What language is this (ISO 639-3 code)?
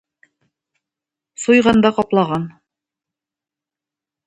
tat